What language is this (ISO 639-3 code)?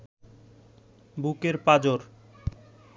ben